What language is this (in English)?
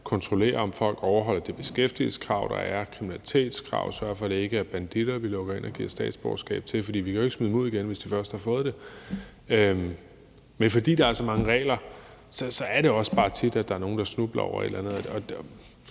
Danish